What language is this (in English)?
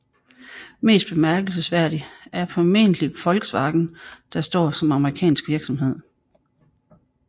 Danish